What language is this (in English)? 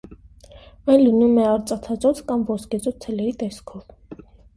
Armenian